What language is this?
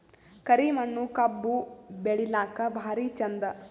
Kannada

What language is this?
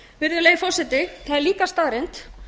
Icelandic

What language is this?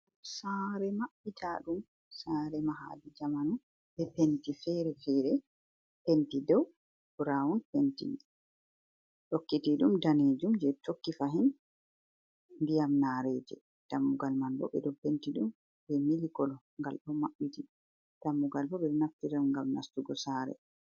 Fula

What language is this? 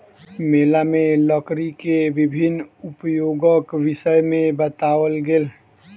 Maithili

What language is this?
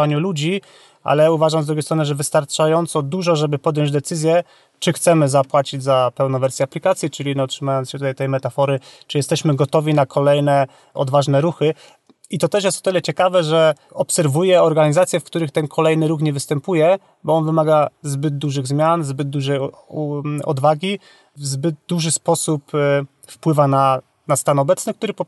Polish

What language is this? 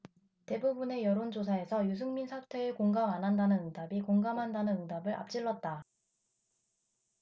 Korean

